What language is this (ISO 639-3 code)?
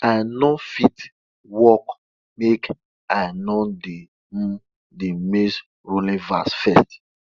pcm